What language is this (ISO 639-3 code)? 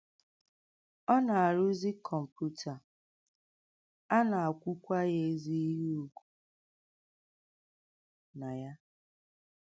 ibo